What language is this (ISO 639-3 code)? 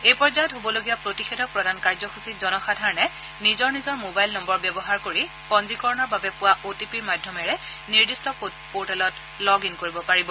asm